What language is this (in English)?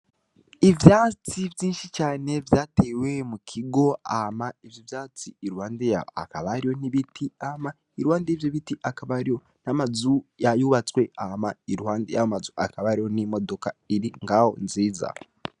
Rundi